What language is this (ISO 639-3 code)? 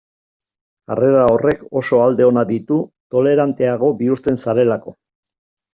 eus